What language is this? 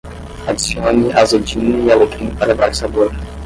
Portuguese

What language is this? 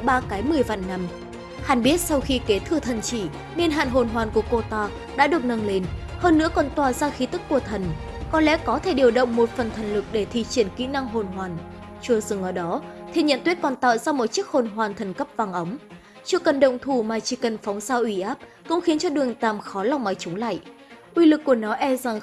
Vietnamese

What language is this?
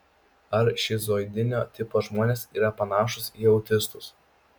Lithuanian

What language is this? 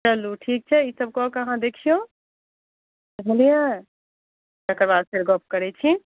Maithili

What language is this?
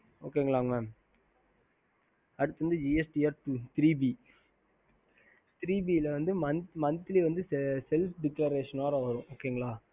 Tamil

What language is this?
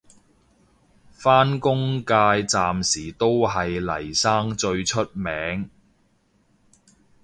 Cantonese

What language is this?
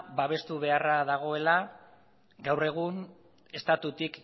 Basque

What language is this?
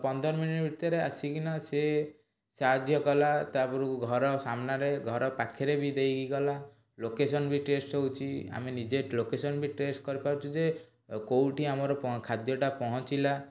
Odia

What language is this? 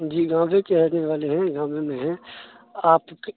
Urdu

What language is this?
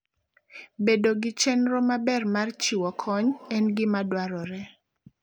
Luo (Kenya and Tanzania)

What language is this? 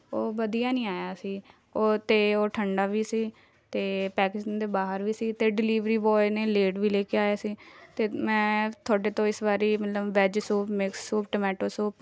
Punjabi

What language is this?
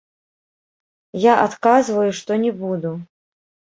Belarusian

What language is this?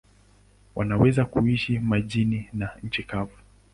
Swahili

